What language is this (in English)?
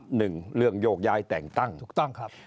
Thai